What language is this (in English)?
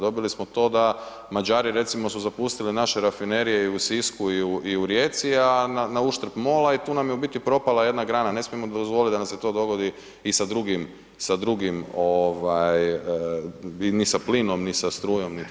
Croatian